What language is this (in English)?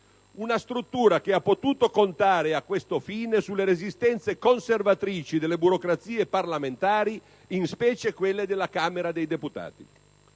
Italian